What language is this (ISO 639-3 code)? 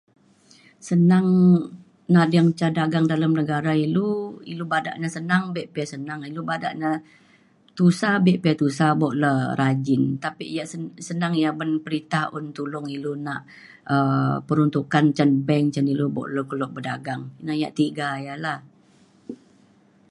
xkl